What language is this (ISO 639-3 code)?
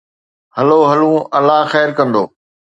snd